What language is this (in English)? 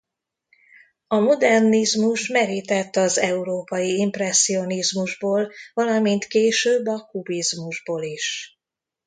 Hungarian